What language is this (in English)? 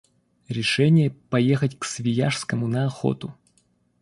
Russian